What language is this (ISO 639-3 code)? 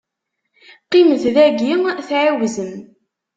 kab